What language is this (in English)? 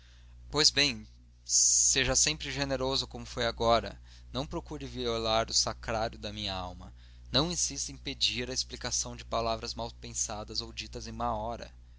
Portuguese